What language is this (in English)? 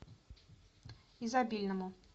Russian